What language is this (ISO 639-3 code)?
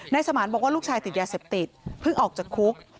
tha